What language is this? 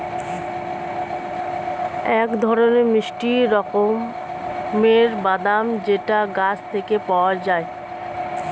Bangla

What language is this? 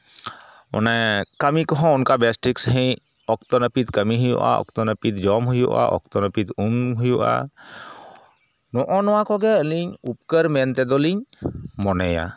Santali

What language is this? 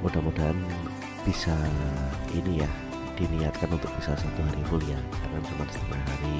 Indonesian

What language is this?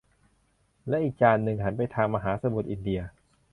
Thai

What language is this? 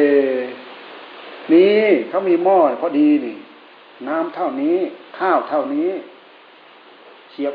Thai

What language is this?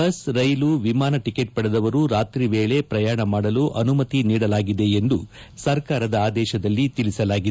Kannada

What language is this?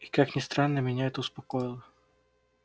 Russian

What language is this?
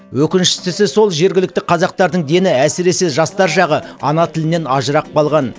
Kazakh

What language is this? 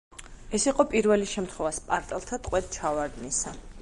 Georgian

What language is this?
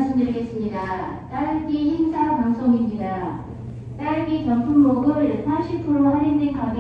Korean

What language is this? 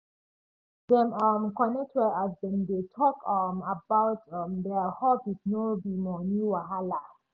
Nigerian Pidgin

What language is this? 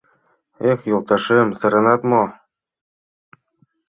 Mari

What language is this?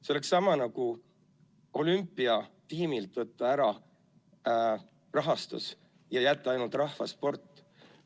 Estonian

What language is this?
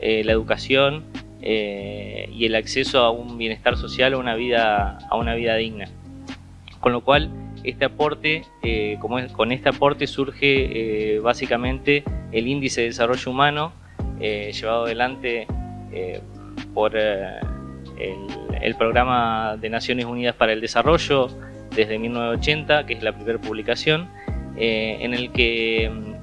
Spanish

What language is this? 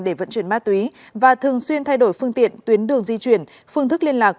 Vietnamese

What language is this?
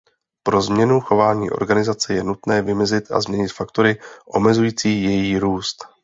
Czech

